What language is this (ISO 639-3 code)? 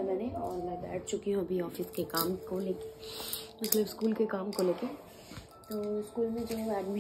hin